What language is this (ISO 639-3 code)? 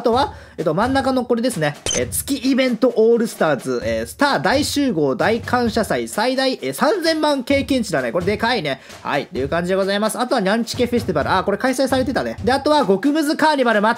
jpn